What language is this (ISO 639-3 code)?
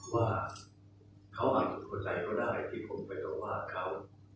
tha